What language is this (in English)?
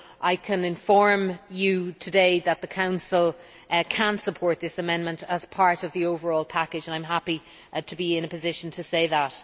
English